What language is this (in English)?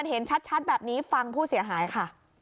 Thai